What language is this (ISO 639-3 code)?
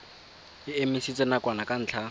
tsn